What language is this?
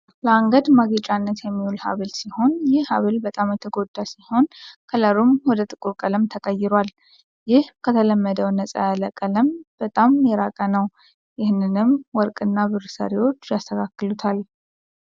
Amharic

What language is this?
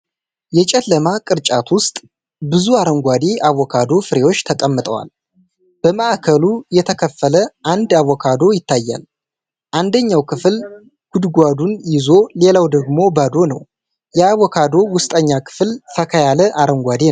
Amharic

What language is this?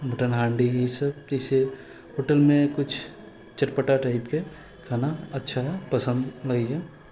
Maithili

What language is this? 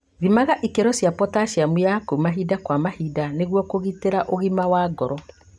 Kikuyu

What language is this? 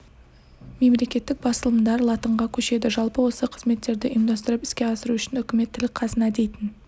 Kazakh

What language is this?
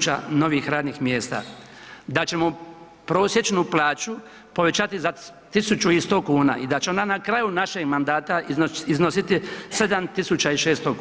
Croatian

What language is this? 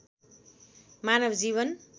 Nepali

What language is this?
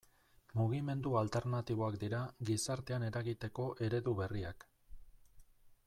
Basque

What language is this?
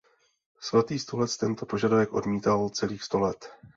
Czech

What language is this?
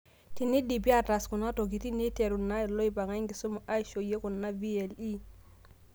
Masai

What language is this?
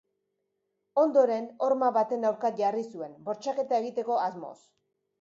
Basque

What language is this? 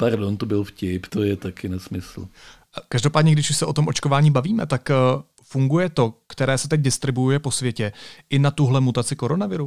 Czech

